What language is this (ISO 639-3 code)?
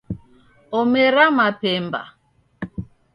dav